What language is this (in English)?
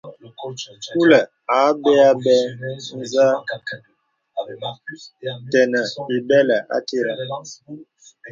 Bebele